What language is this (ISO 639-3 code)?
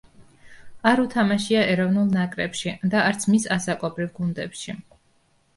kat